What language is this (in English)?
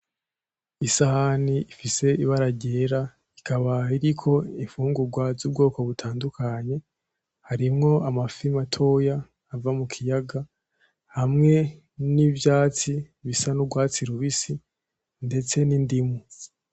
Rundi